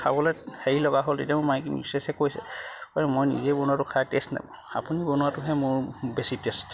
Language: Assamese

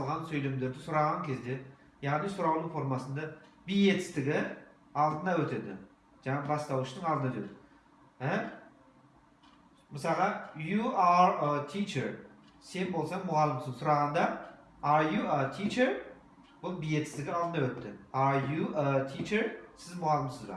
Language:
Kazakh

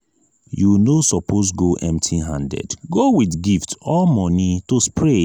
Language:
Nigerian Pidgin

